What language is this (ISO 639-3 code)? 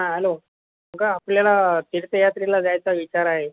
mar